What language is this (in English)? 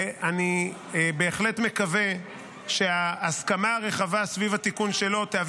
Hebrew